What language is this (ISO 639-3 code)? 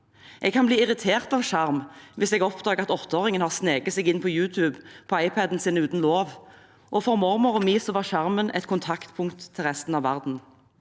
nor